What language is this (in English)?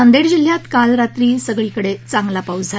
Marathi